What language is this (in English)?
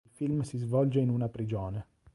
Italian